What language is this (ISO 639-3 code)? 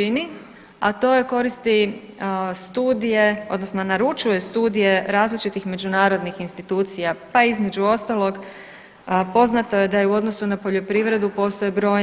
hrv